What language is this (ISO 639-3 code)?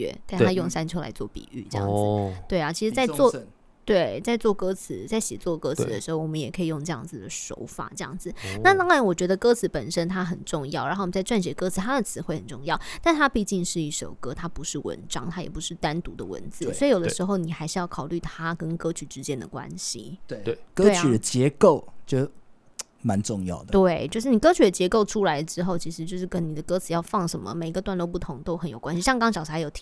zho